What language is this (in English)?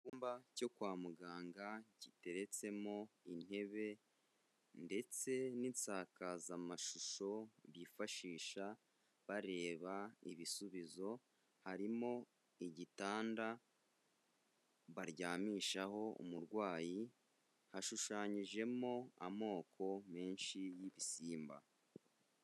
Kinyarwanda